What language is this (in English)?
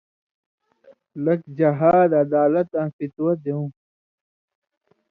Indus Kohistani